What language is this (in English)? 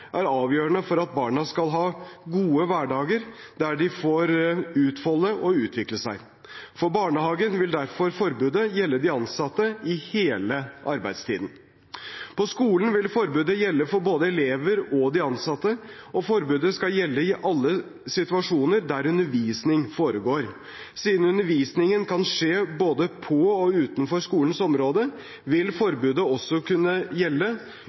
Norwegian Bokmål